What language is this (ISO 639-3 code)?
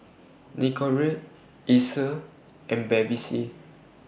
eng